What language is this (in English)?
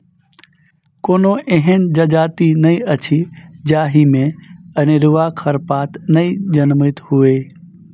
Maithili